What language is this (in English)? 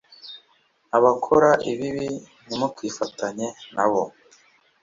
Kinyarwanda